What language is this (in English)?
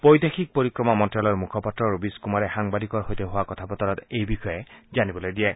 Assamese